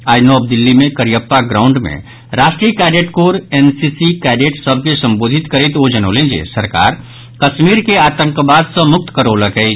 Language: Maithili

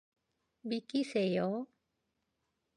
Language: Korean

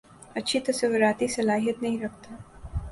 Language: Urdu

